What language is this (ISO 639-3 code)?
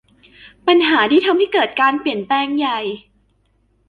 tha